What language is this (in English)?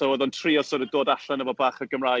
Welsh